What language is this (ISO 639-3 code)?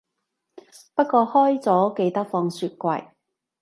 yue